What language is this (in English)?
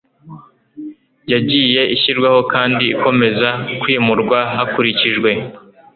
Kinyarwanda